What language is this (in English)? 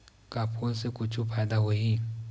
Chhattisgarhi